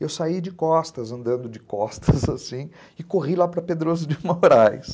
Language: Portuguese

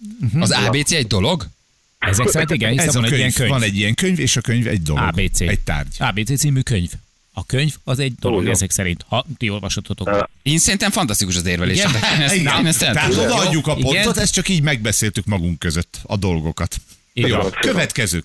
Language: Hungarian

